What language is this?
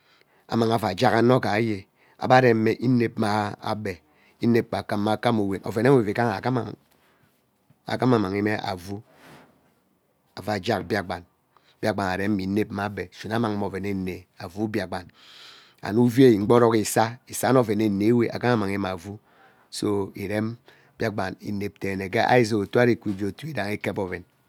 Ubaghara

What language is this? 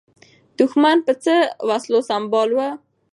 Pashto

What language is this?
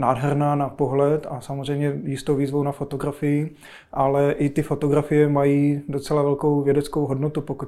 Czech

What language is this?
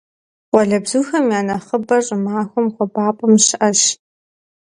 Kabardian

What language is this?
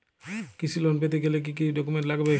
Bangla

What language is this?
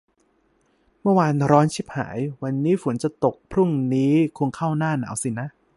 Thai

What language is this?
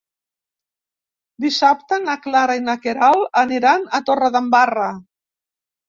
Catalan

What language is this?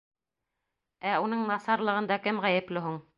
Bashkir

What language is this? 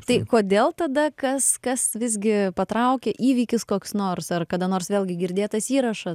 Lithuanian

